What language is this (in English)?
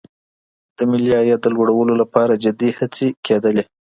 Pashto